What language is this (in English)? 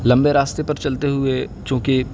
Urdu